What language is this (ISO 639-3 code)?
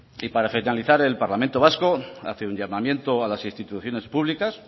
spa